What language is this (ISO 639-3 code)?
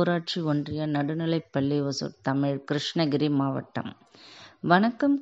tam